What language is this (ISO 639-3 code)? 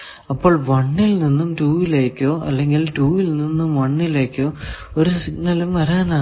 mal